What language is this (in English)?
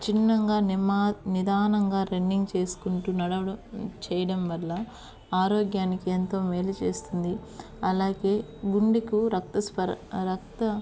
Telugu